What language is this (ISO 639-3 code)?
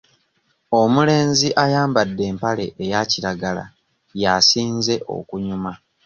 lug